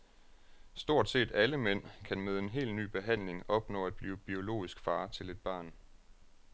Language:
Danish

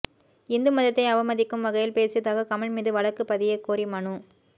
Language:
Tamil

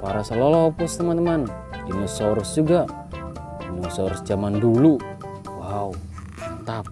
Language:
Indonesian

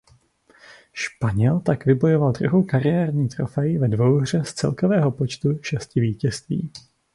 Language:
Czech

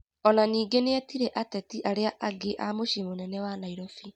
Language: Kikuyu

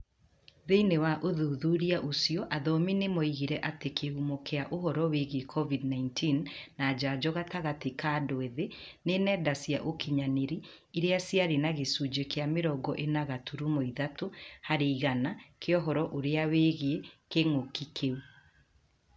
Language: Kikuyu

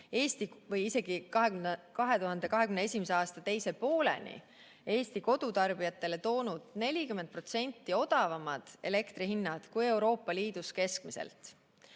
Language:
Estonian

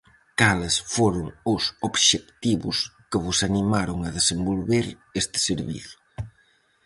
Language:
Galician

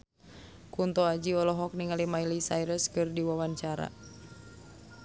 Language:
Sundanese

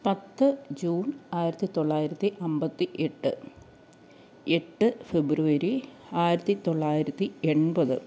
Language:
Malayalam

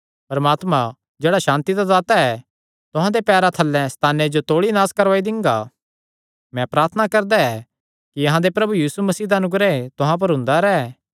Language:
Kangri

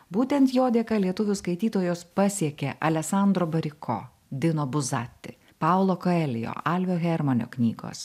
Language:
Lithuanian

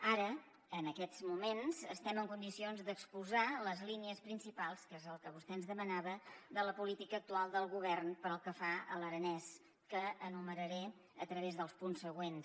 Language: Catalan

